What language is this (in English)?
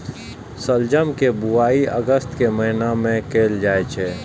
Maithili